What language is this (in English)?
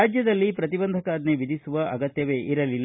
Kannada